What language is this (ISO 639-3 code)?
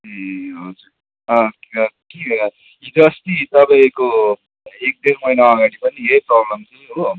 nep